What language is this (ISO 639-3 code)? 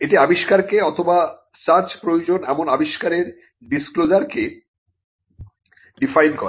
ben